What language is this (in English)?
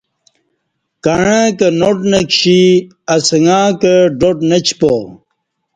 Kati